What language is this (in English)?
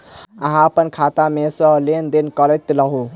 Maithili